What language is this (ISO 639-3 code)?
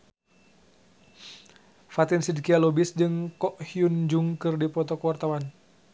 sun